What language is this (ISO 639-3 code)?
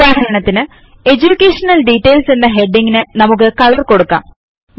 mal